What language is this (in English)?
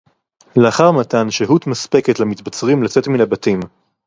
Hebrew